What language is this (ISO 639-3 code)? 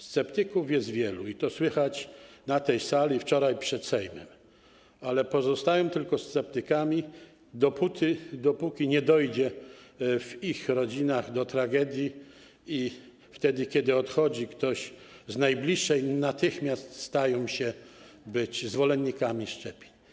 pol